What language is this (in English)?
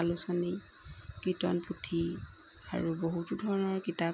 Assamese